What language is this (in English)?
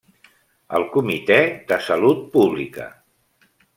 Catalan